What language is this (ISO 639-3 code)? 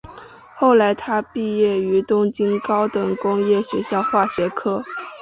zho